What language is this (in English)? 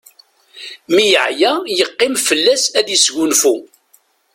Kabyle